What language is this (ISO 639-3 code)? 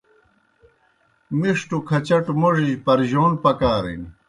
plk